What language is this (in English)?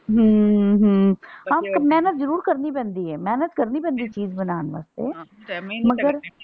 Punjabi